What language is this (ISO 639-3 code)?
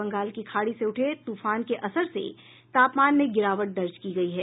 hin